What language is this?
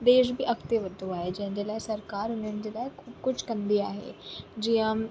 Sindhi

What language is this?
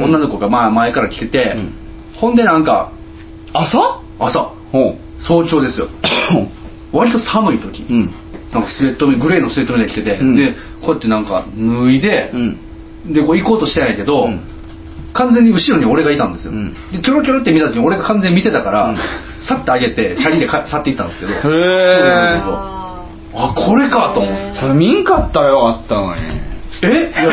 Japanese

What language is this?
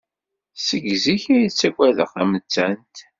Kabyle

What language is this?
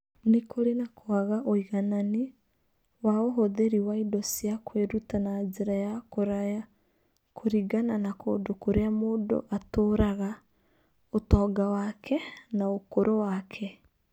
Kikuyu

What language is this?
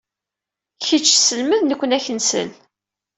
Kabyle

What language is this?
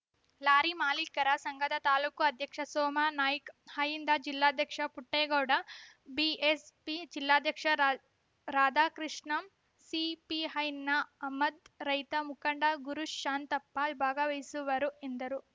Kannada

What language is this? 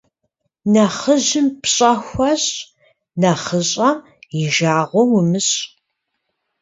Kabardian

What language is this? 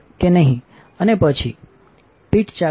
Gujarati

